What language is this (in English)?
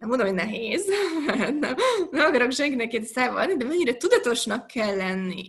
Hungarian